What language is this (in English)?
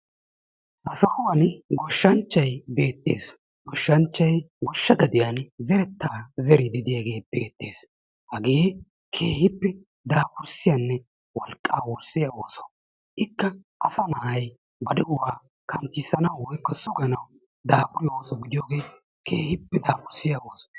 Wolaytta